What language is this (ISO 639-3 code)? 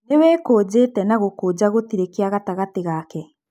kik